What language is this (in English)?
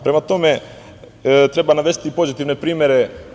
Serbian